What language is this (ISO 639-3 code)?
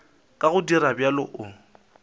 nso